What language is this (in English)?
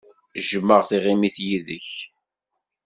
Kabyle